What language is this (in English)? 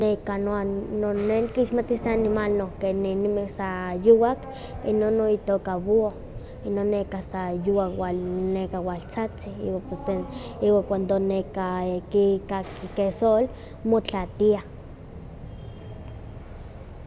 Huaxcaleca Nahuatl